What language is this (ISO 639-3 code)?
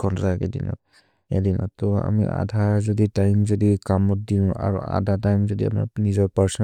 mrr